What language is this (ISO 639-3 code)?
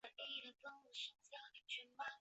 zho